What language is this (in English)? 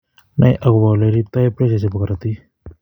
Kalenjin